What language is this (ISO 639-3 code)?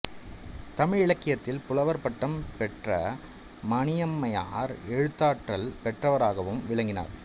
tam